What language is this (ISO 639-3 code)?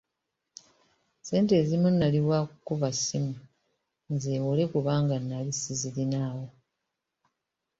lug